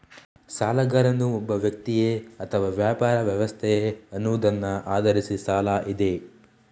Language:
Kannada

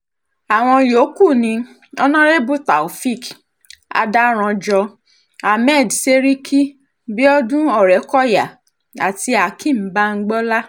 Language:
Yoruba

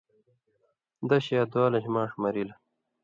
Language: Indus Kohistani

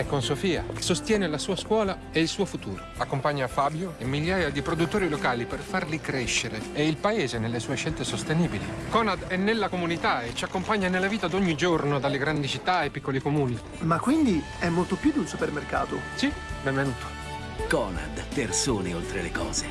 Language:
Italian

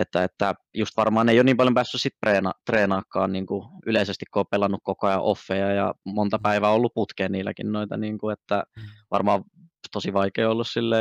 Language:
Finnish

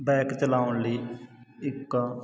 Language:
Punjabi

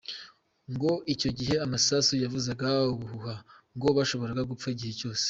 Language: Kinyarwanda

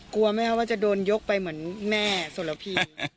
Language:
Thai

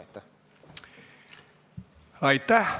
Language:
Estonian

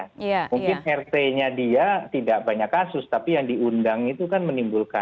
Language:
Indonesian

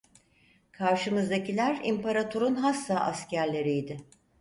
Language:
Turkish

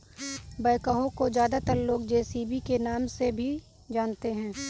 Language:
Hindi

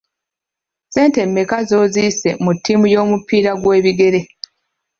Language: Ganda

